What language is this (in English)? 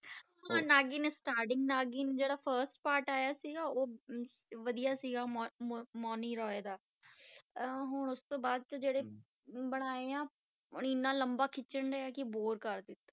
Punjabi